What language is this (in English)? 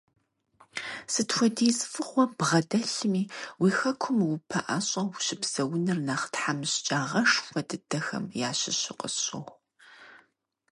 Kabardian